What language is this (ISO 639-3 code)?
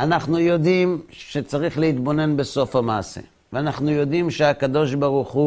heb